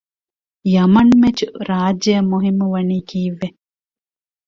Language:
Divehi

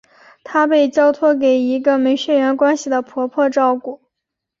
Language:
Chinese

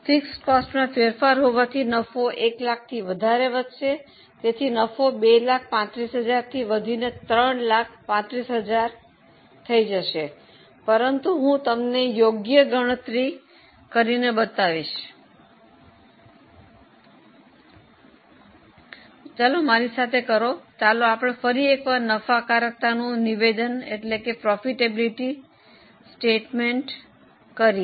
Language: Gujarati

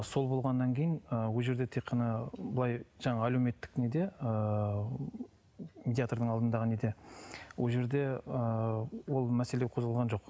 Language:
Kazakh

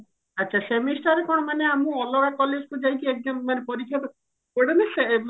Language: Odia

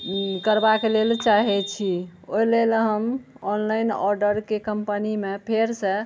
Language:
Maithili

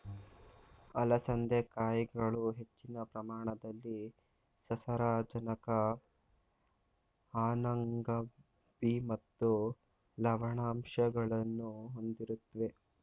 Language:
Kannada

